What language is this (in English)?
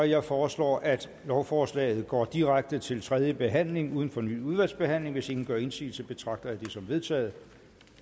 Danish